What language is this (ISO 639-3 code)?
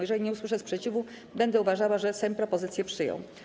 pol